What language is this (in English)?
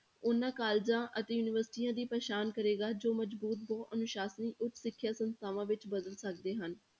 Punjabi